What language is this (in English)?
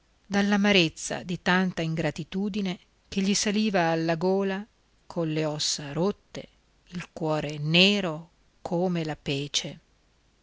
Italian